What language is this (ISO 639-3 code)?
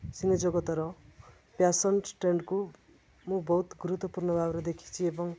ori